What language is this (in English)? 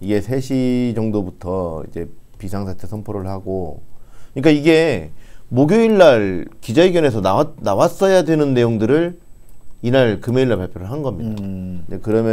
Korean